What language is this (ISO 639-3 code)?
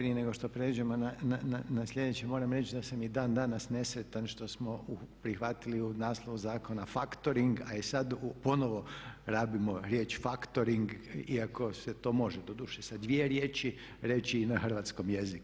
hrv